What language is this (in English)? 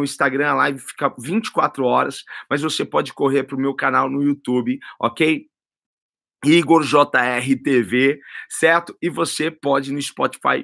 Portuguese